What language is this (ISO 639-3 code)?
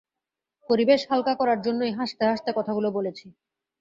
ben